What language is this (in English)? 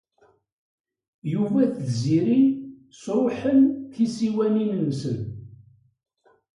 Kabyle